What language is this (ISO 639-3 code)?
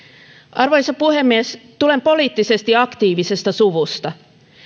fin